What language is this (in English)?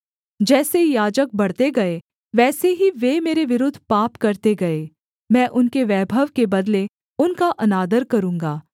Hindi